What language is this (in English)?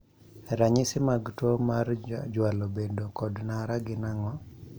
Luo (Kenya and Tanzania)